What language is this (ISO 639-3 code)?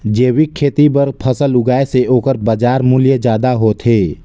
hne